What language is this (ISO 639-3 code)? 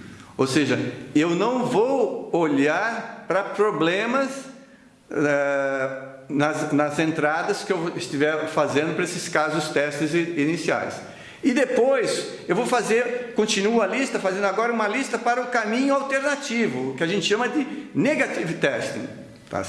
por